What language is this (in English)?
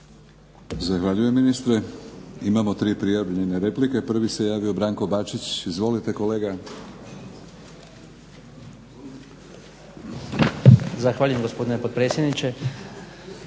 Croatian